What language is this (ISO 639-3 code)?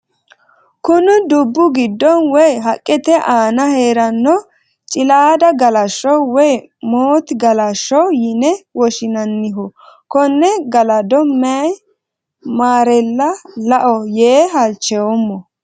sid